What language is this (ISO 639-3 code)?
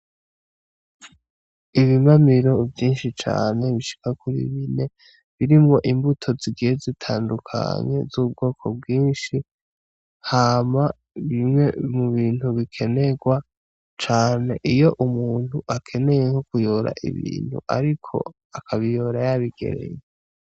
run